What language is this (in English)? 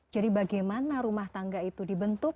Indonesian